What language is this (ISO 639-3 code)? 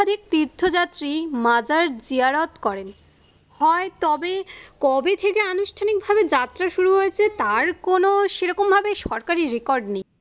ben